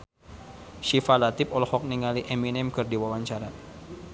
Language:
Sundanese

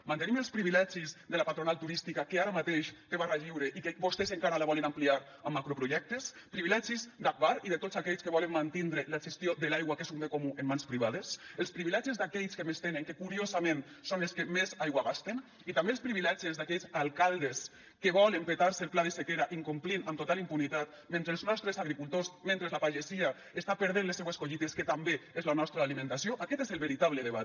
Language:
Catalan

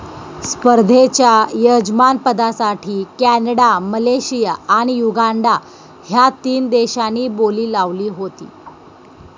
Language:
Marathi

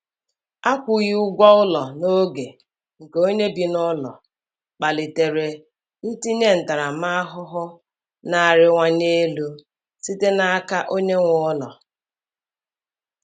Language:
Igbo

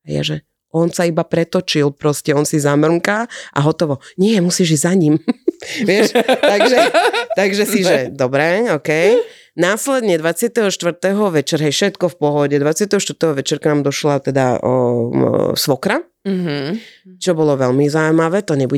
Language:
Slovak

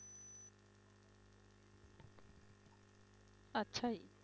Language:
Punjabi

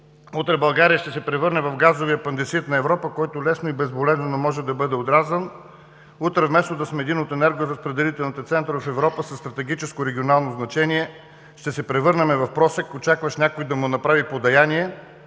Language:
Bulgarian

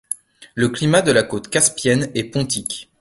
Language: French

